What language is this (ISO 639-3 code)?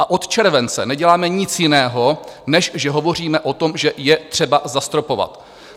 ces